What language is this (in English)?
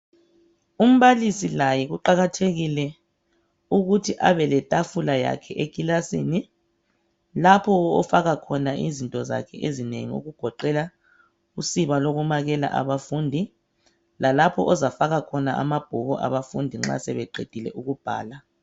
North Ndebele